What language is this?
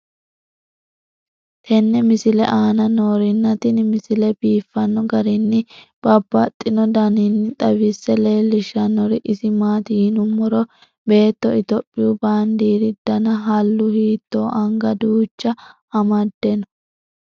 Sidamo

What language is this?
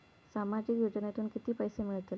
Marathi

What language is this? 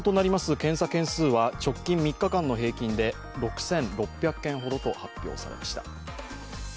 Japanese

